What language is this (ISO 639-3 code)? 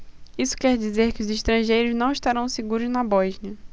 por